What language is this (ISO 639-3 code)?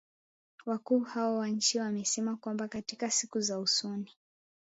swa